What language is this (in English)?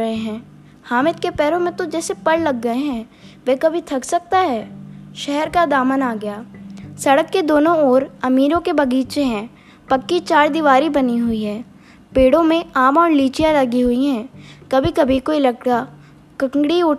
Hindi